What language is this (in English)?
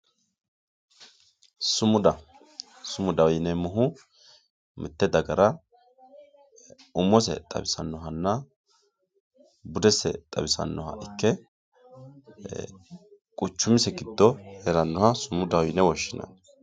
Sidamo